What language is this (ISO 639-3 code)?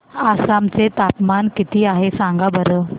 mar